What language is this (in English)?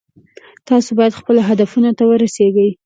Pashto